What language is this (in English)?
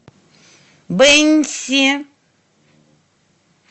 Russian